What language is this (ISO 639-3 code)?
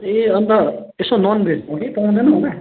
nep